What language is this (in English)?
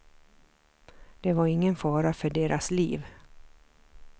Swedish